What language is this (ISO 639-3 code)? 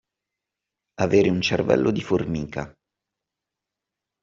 ita